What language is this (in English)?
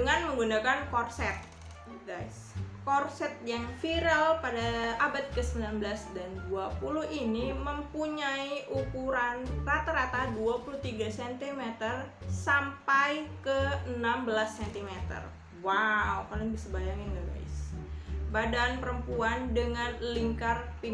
Indonesian